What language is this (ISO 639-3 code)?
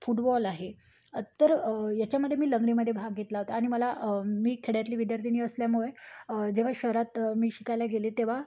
mar